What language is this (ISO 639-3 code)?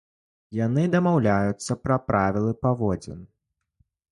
bel